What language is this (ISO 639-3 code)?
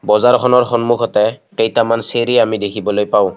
asm